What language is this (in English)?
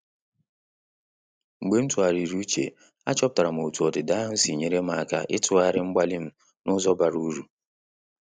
Igbo